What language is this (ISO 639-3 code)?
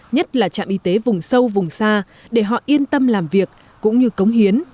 vie